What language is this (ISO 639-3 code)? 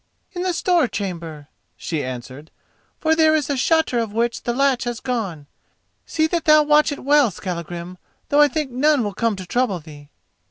eng